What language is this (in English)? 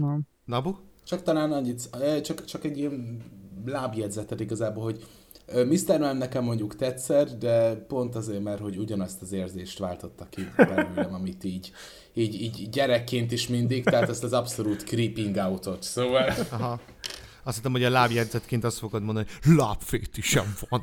Hungarian